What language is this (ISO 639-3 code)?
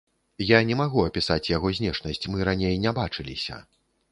bel